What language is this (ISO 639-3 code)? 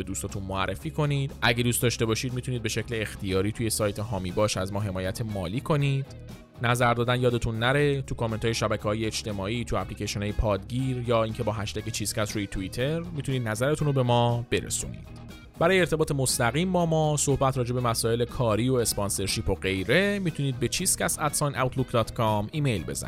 fas